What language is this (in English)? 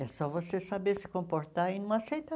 Portuguese